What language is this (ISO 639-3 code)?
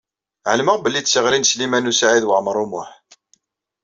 kab